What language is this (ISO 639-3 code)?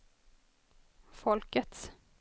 swe